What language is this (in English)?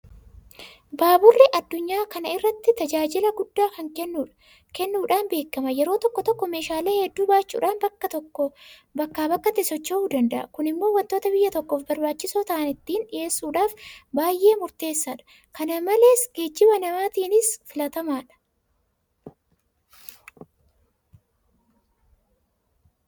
Oromo